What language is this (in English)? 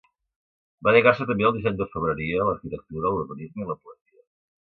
Catalan